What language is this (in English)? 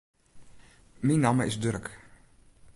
Western Frisian